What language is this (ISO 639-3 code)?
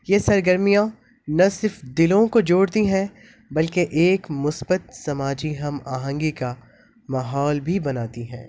urd